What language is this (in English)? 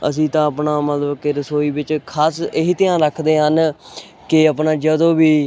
Punjabi